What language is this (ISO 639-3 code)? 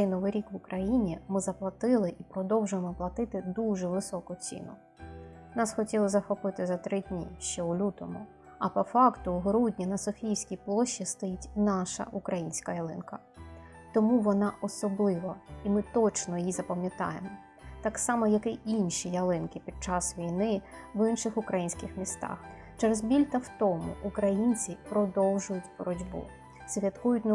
ukr